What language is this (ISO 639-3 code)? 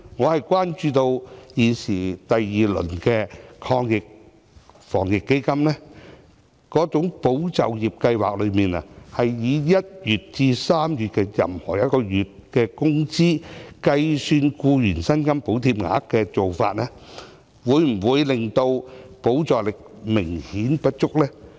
yue